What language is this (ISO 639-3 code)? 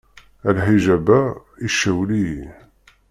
kab